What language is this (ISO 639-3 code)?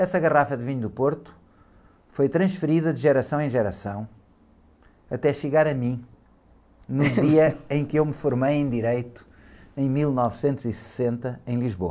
por